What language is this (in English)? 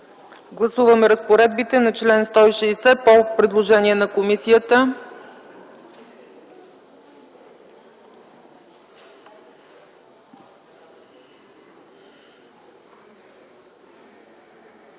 Bulgarian